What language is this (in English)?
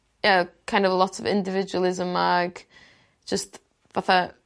Welsh